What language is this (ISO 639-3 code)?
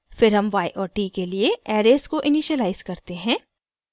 hin